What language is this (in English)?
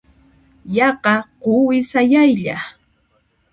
Puno Quechua